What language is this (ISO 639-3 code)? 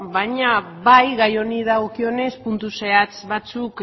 eus